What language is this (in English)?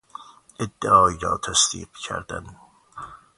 Persian